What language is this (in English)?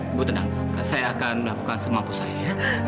Indonesian